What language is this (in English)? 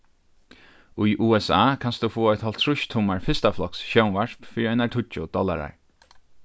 Faroese